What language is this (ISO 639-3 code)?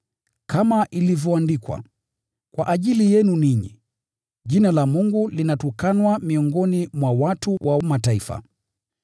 swa